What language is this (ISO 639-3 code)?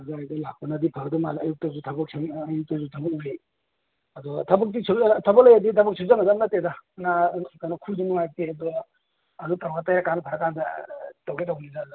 mni